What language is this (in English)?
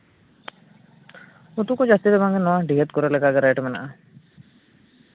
Santali